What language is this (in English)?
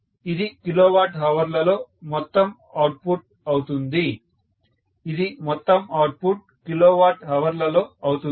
Telugu